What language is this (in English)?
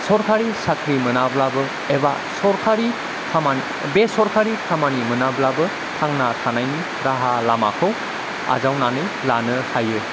Bodo